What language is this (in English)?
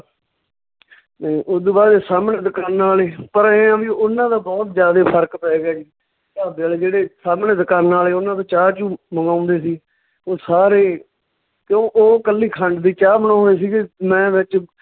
Punjabi